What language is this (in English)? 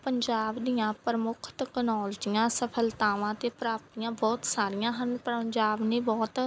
Punjabi